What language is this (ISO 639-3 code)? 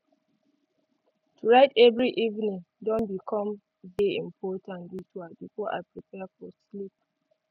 pcm